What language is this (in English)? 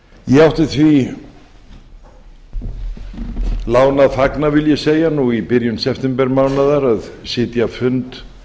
Icelandic